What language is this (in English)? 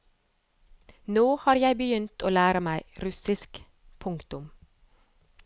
Norwegian